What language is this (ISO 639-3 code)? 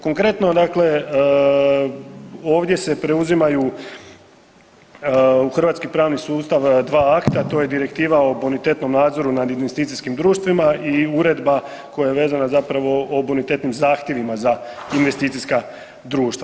hrv